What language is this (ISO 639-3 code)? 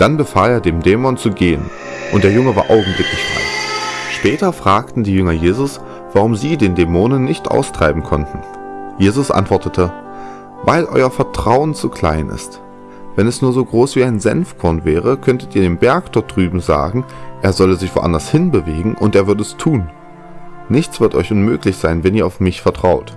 deu